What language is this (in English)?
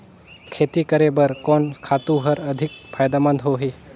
Chhattisgarhi